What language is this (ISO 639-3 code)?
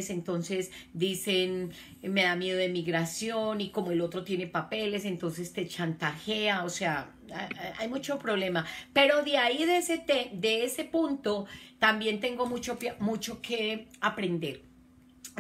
spa